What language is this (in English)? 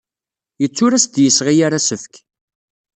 Kabyle